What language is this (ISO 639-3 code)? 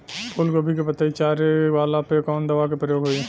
bho